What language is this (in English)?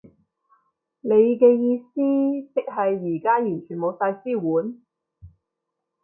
Cantonese